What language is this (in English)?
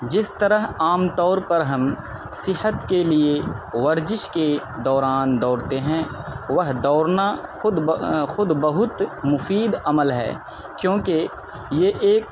Urdu